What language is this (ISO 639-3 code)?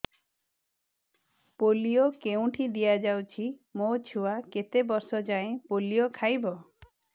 ori